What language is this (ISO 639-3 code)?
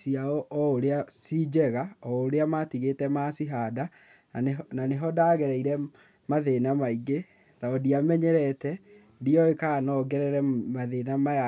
kik